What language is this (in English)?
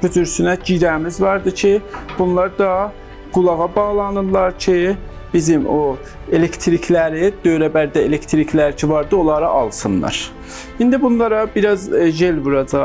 Turkish